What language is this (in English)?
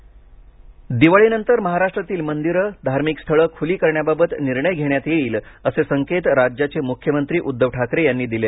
Marathi